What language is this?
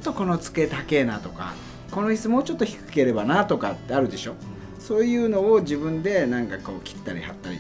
Japanese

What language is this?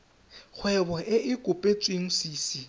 Tswana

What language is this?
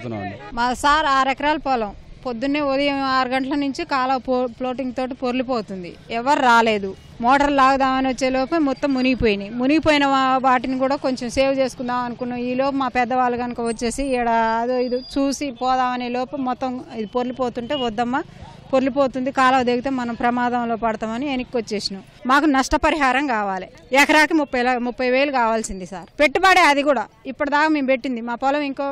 Telugu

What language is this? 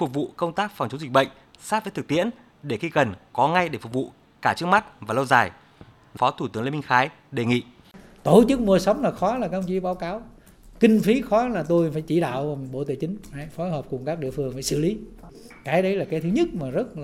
Vietnamese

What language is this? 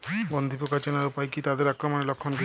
Bangla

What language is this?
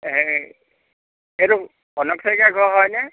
Assamese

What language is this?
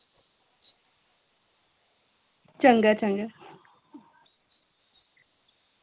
Dogri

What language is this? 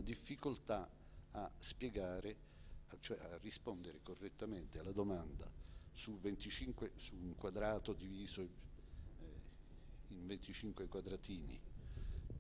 Italian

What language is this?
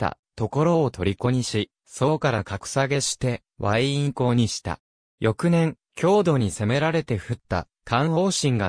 Japanese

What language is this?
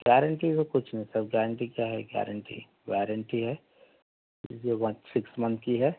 Urdu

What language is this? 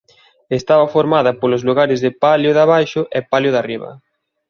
Galician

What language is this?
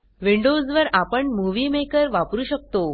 Marathi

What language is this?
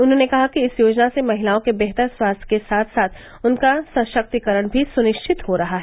Hindi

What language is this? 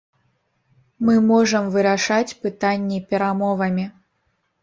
Belarusian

